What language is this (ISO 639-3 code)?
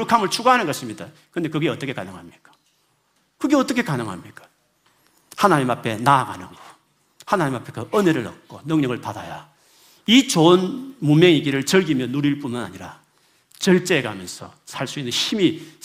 kor